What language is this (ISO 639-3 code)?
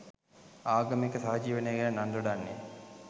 sin